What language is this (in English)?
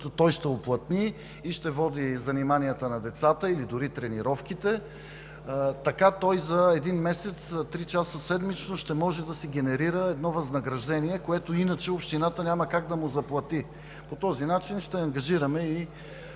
Bulgarian